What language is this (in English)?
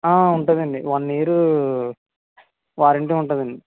Telugu